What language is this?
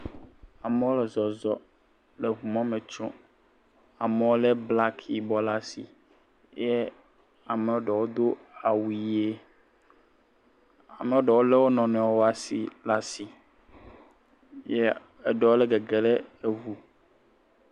Ewe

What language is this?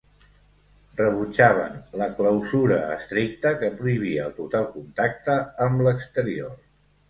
Catalan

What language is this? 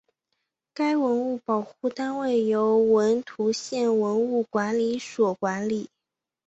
Chinese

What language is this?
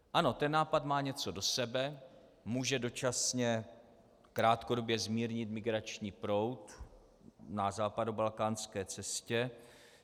Czech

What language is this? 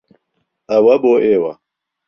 Central Kurdish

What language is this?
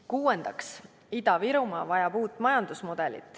Estonian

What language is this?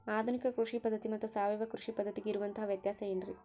Kannada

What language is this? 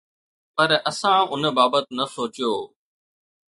Sindhi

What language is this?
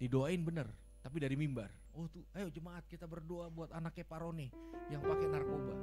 Indonesian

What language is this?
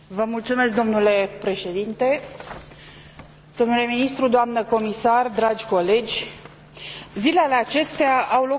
Romanian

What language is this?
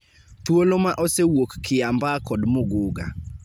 Luo (Kenya and Tanzania)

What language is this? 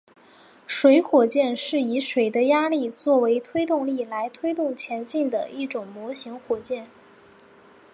Chinese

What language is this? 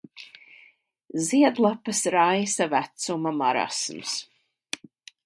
Latvian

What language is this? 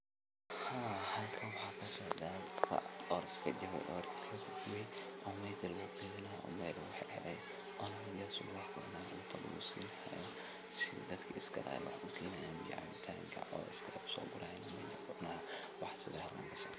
Somali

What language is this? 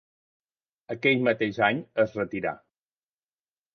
Catalan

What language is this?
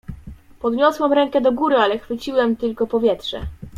Polish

